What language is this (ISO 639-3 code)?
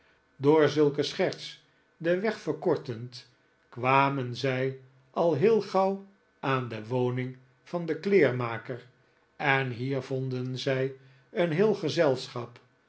nld